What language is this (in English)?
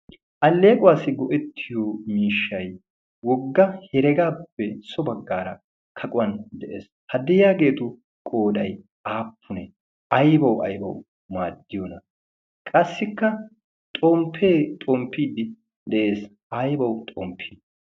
Wolaytta